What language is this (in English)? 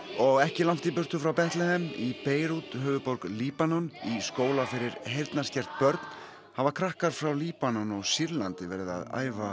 Icelandic